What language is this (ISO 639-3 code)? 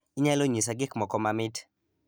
luo